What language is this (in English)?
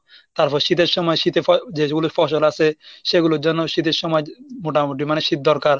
Bangla